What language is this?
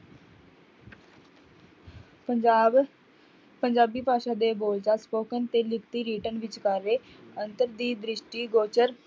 Punjabi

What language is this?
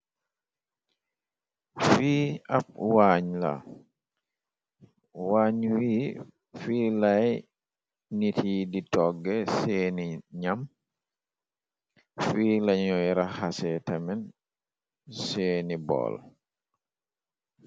Wolof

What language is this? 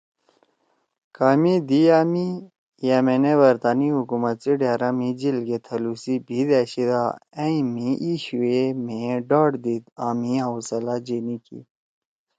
Torwali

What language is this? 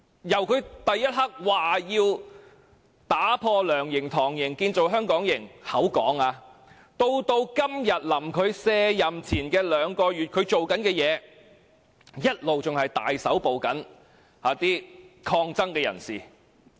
Cantonese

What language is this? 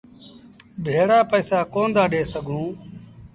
Sindhi Bhil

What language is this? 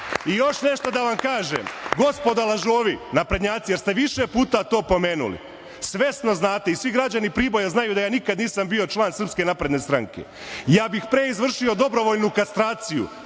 Serbian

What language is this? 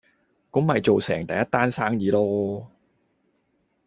Cantonese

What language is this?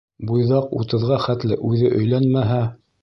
Bashkir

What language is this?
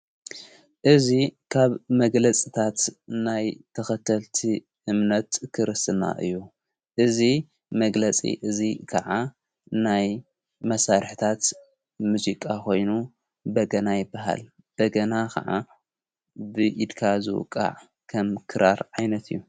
Tigrinya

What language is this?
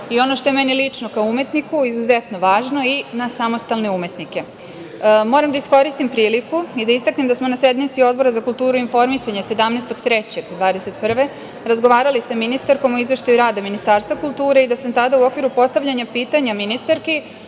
Serbian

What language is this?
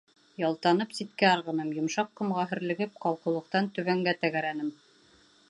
Bashkir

